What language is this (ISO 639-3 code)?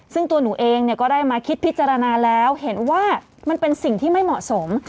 tha